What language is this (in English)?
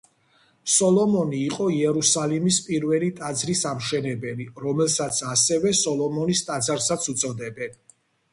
Georgian